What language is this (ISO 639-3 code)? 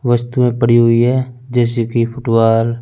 hin